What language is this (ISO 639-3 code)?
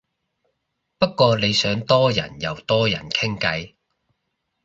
yue